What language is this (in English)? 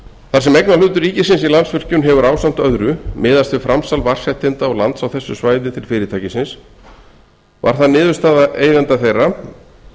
Icelandic